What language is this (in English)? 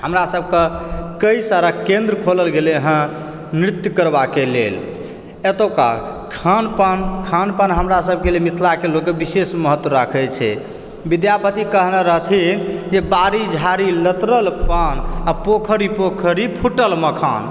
Maithili